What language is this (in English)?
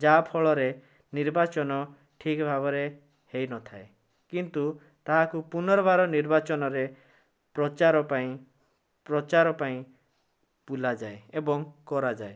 Odia